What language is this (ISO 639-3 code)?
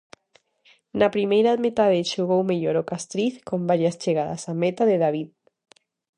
glg